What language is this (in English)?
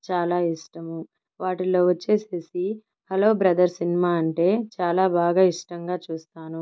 Telugu